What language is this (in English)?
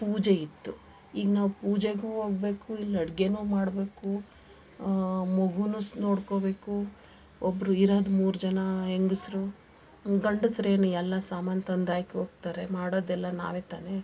Kannada